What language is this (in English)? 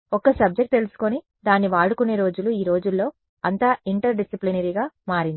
Telugu